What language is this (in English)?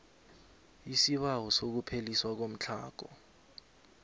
South Ndebele